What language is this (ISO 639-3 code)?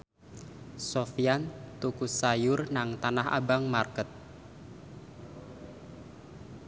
jav